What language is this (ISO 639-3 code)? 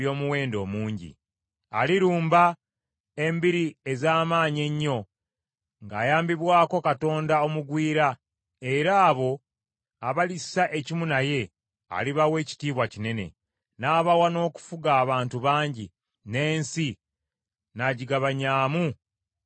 lug